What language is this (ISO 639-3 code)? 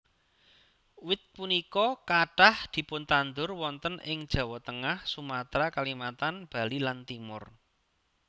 jav